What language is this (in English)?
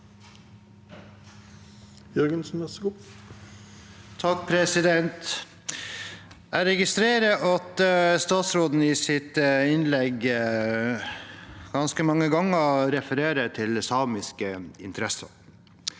Norwegian